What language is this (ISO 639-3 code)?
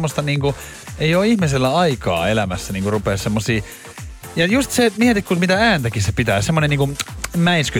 fin